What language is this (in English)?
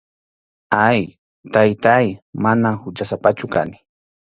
Arequipa-La Unión Quechua